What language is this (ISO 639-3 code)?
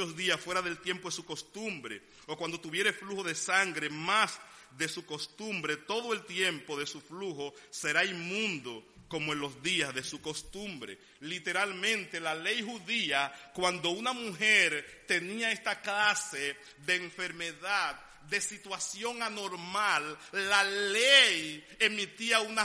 spa